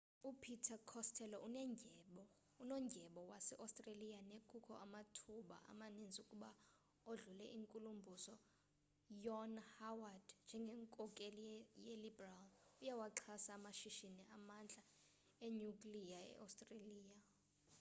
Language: Xhosa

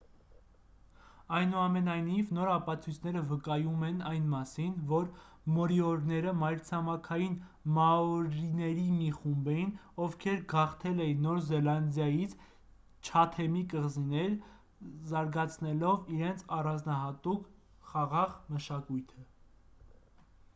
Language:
Armenian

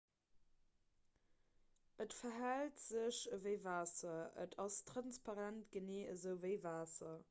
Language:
Luxembourgish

